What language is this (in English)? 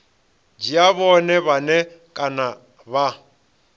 Venda